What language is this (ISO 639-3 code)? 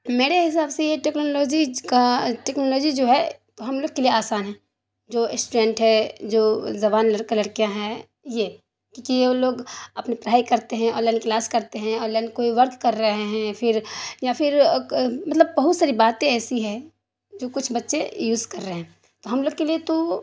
urd